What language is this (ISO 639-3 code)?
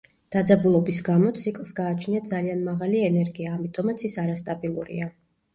kat